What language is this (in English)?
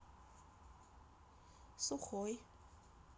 Russian